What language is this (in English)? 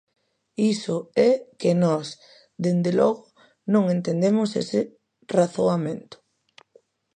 Galician